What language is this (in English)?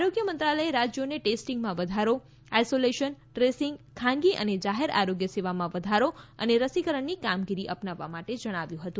Gujarati